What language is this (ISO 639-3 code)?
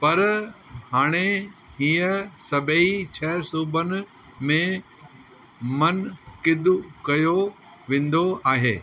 snd